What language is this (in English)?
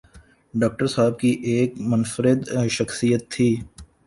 Urdu